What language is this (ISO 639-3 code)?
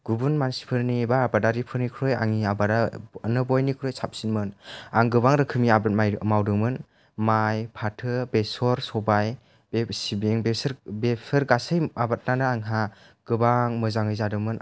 brx